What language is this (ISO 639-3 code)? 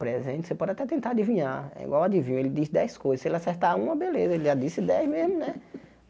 por